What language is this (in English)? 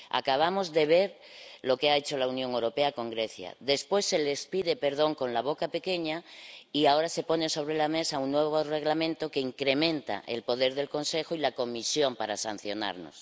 Spanish